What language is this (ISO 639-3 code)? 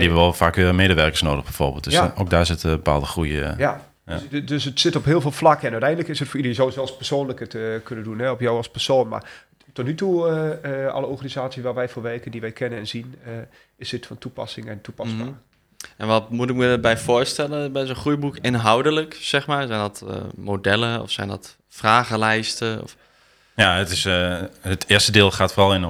nld